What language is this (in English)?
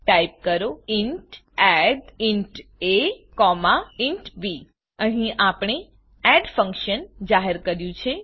Gujarati